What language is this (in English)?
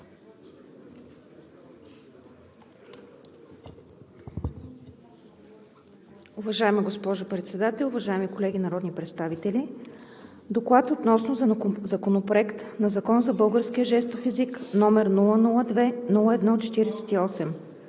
Bulgarian